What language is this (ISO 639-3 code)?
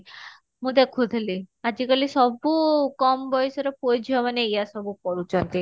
ori